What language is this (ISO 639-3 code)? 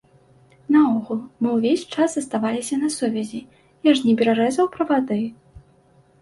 bel